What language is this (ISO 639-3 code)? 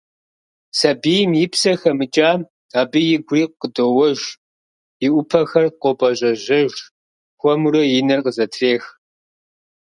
kbd